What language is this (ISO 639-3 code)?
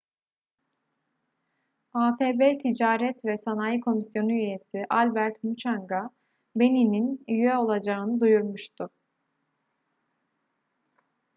tur